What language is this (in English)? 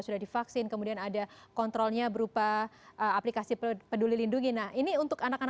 Indonesian